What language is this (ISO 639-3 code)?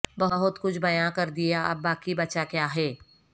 urd